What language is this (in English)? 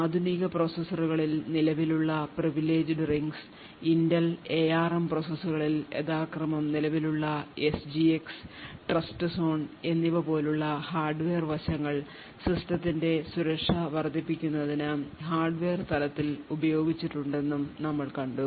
Malayalam